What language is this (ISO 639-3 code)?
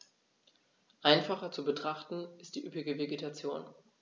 deu